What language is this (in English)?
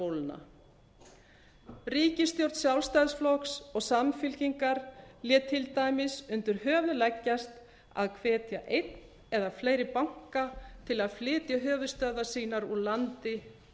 Icelandic